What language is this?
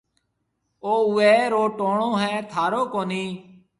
Marwari (Pakistan)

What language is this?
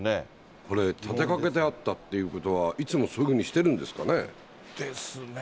Japanese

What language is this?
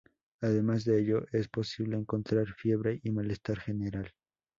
Spanish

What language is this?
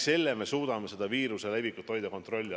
Estonian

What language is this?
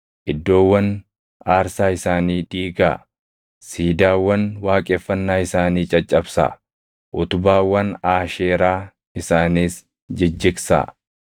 Oromo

